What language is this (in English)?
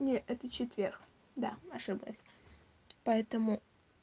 Russian